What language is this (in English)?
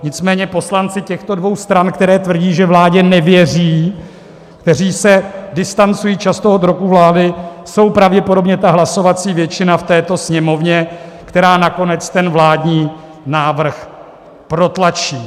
Czech